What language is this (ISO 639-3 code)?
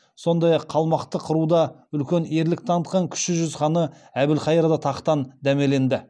kaz